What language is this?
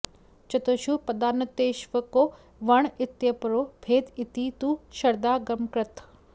Sanskrit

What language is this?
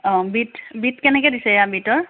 Assamese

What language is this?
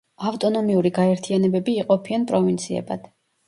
Georgian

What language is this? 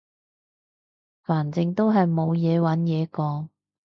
Cantonese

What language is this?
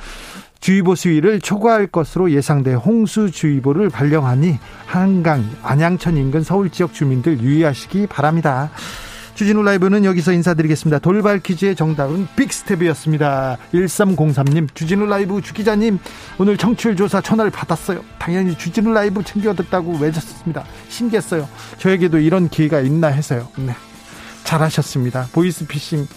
Korean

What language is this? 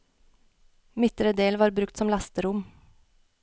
Norwegian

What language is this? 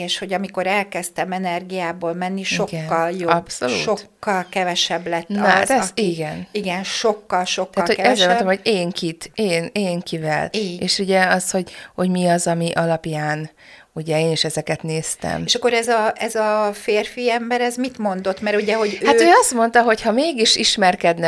Hungarian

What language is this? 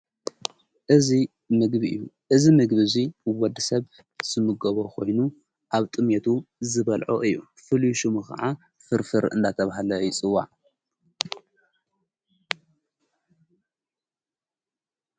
Tigrinya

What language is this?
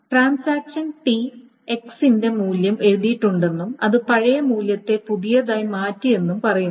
Malayalam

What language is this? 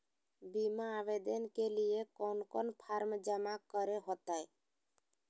Magahi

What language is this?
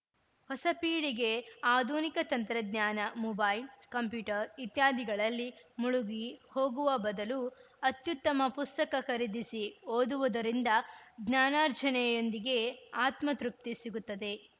Kannada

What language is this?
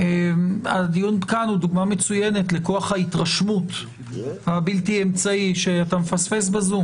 Hebrew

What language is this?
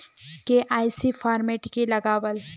Magahi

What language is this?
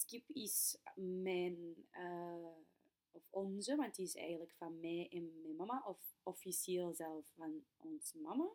Dutch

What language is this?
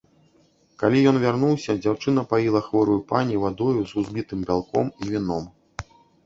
Belarusian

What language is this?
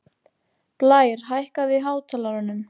Icelandic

